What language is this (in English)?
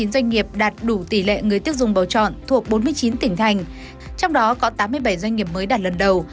Vietnamese